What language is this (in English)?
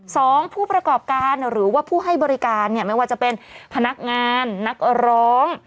Thai